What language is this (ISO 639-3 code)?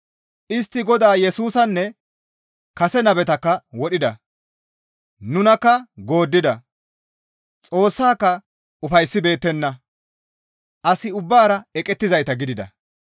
gmv